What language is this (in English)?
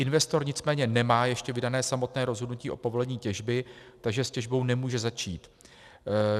Czech